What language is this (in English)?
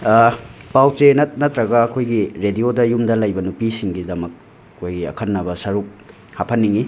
Manipuri